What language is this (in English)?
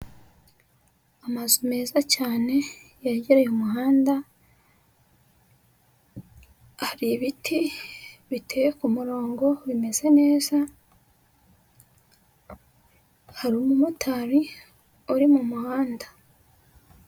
Kinyarwanda